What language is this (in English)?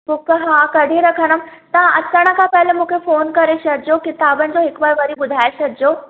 Sindhi